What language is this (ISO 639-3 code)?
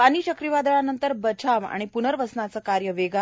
mar